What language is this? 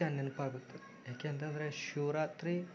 Kannada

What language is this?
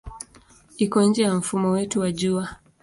Swahili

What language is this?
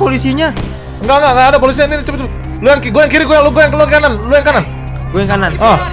Indonesian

